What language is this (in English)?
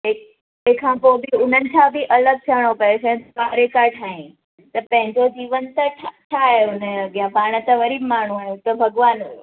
Sindhi